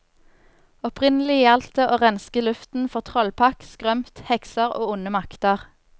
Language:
Norwegian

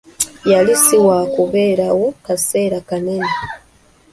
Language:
Ganda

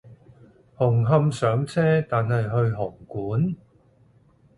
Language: Cantonese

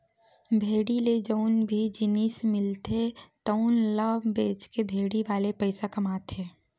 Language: Chhattisgarhi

